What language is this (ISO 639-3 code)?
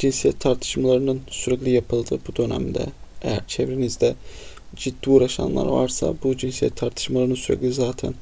tur